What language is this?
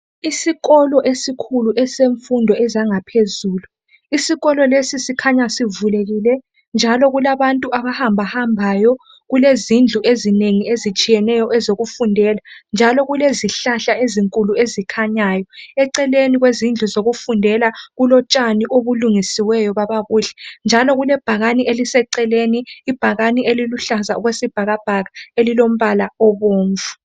North Ndebele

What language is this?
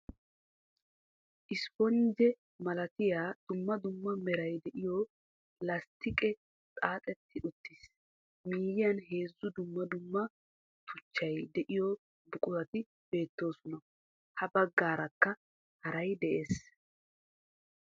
Wolaytta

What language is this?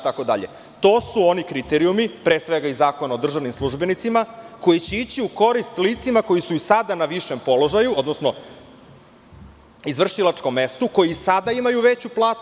Serbian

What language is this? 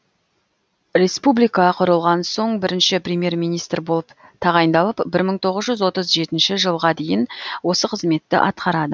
Kazakh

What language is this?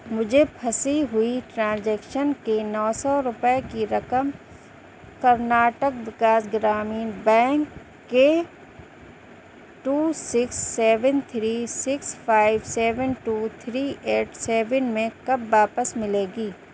Urdu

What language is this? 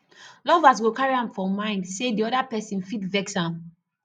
Nigerian Pidgin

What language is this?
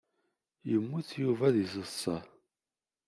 Kabyle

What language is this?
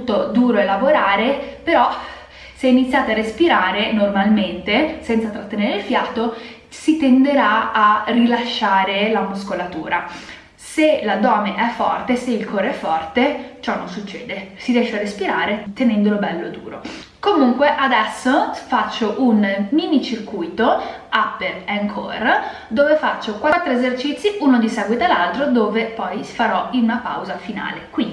Italian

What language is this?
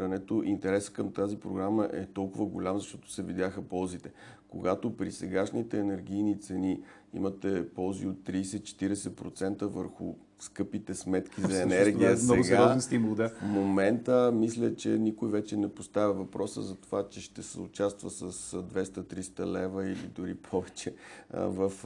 Bulgarian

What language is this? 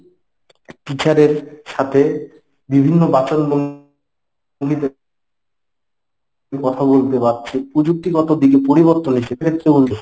Bangla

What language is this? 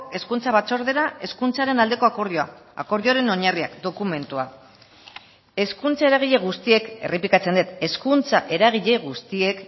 Basque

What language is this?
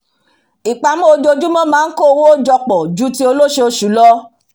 Yoruba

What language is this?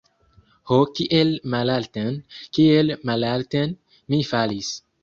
Esperanto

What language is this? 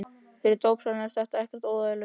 Icelandic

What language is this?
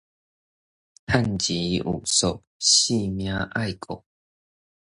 Min Nan Chinese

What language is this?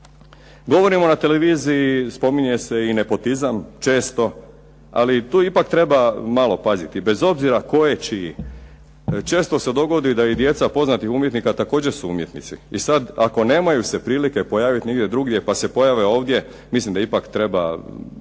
Croatian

